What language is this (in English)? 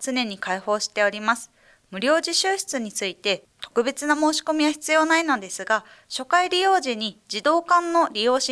Japanese